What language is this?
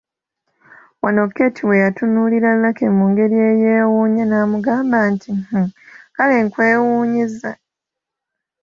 Ganda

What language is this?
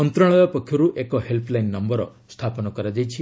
Odia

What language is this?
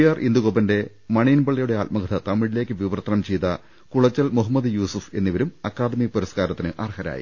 Malayalam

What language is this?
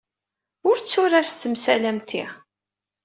Kabyle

